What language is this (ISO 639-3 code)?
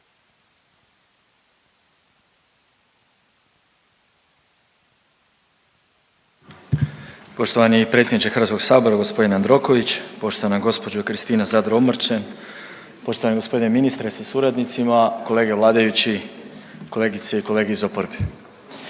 hrv